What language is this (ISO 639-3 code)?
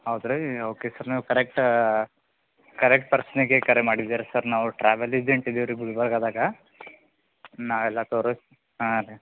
kan